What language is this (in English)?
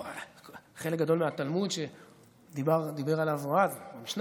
Hebrew